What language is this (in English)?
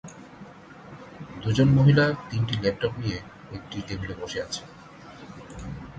Bangla